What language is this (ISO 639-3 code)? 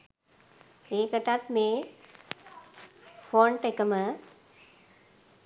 sin